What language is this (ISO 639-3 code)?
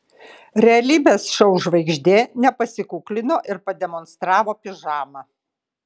lit